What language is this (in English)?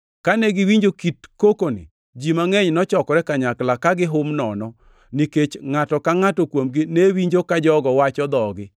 Luo (Kenya and Tanzania)